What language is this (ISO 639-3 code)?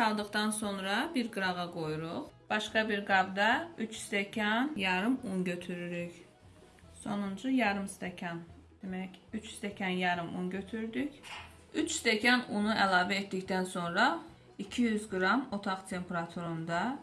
tur